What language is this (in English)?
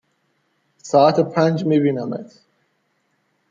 Persian